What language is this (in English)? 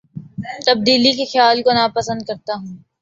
Urdu